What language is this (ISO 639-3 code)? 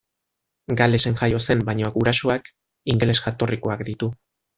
eus